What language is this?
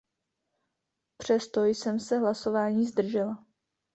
Czech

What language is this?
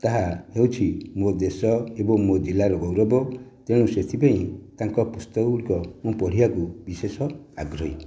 Odia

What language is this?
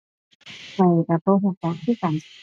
Thai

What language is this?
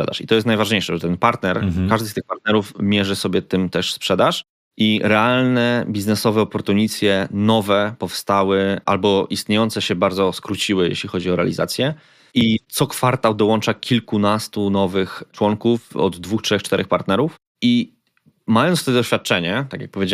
Polish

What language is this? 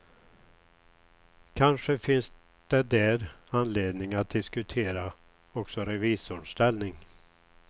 Swedish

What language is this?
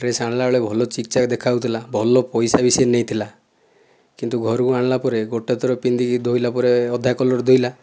Odia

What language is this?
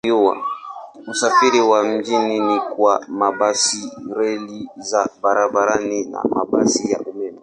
Swahili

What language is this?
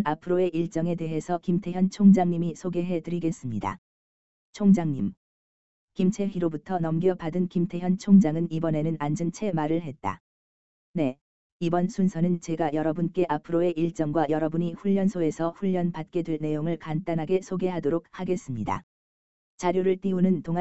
Korean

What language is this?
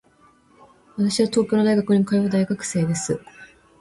Japanese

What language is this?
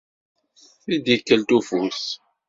Kabyle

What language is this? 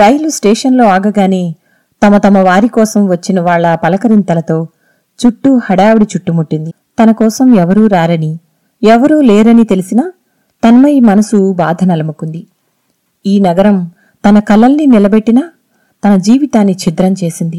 Telugu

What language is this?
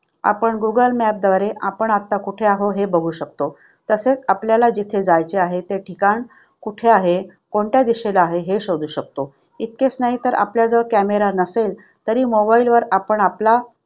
Marathi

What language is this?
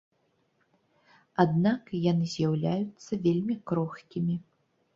Belarusian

